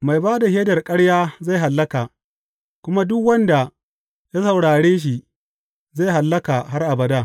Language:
Hausa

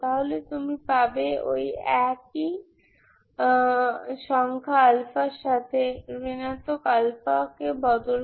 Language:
Bangla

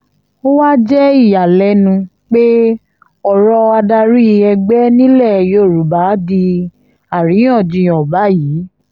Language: Yoruba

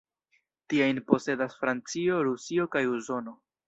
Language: Esperanto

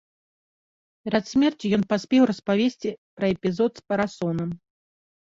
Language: Belarusian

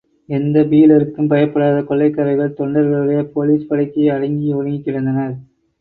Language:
Tamil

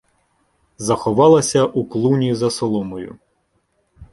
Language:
Ukrainian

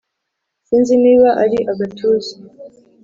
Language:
Kinyarwanda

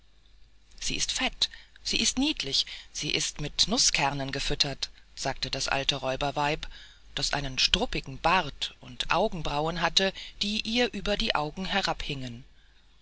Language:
German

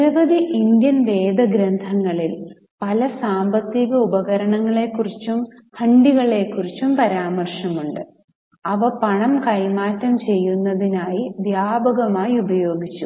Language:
Malayalam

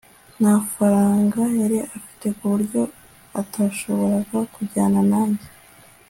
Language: Kinyarwanda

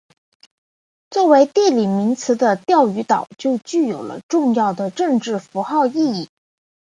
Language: Chinese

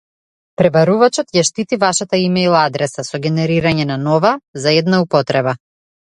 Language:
Macedonian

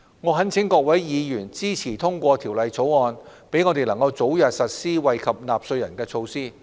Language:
Cantonese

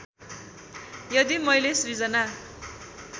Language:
Nepali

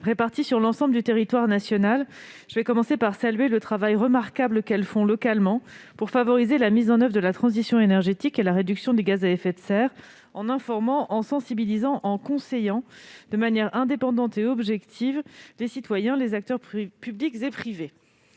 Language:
French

